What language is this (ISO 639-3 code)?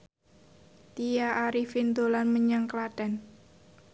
jav